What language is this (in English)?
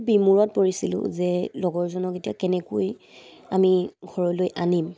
Assamese